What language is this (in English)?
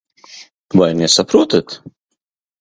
Latvian